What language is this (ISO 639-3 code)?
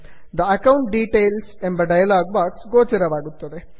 kan